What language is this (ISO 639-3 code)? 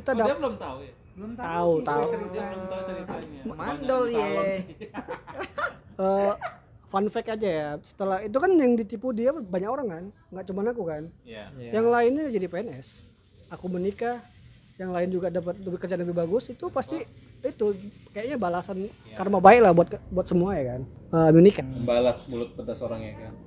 ind